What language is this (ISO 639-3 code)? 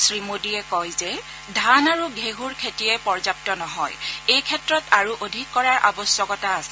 asm